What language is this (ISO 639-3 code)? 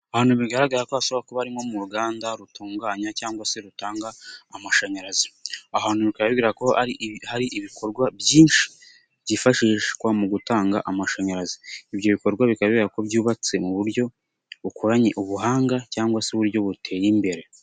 kin